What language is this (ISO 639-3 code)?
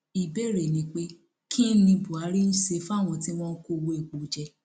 yor